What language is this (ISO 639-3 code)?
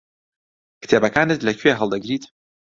ckb